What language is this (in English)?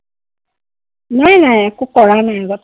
Assamese